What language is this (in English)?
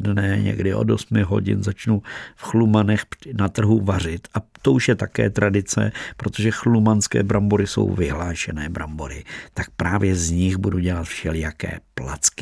Czech